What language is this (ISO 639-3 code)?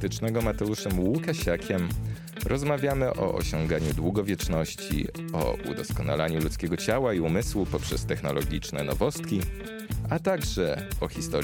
pol